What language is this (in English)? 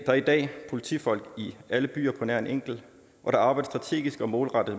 Danish